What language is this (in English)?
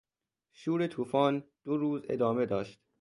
Persian